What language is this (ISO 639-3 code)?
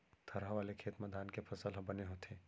hne